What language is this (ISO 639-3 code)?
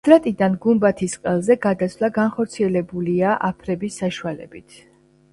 kat